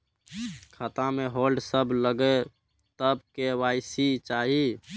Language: Maithili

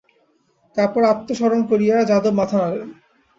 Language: Bangla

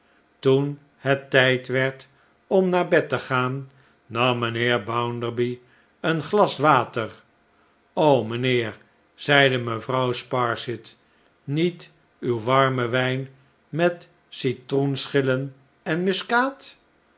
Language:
Dutch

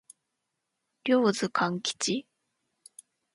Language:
Japanese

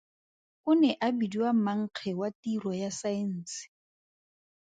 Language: Tswana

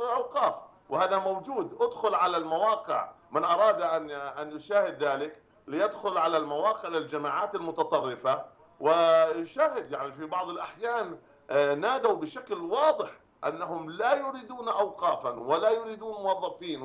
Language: Arabic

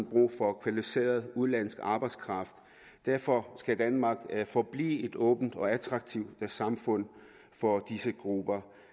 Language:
Danish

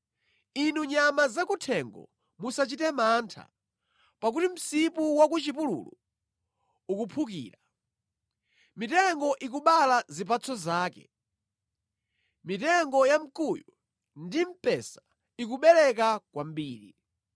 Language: Nyanja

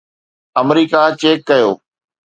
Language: Sindhi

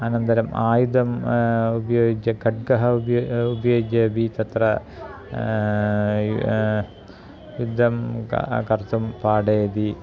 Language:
Sanskrit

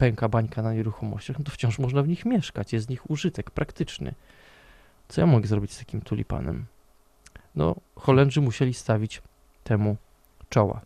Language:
Polish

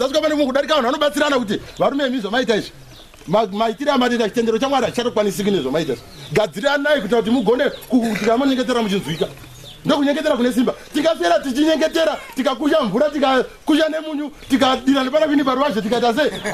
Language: French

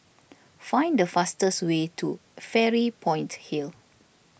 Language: English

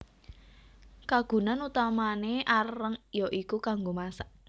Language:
Javanese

